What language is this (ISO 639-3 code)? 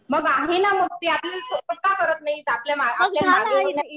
mar